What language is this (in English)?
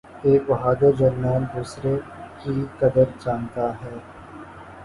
Urdu